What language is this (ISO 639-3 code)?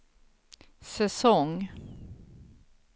swe